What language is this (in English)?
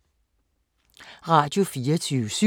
Danish